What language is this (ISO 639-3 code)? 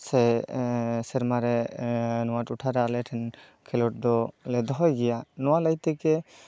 sat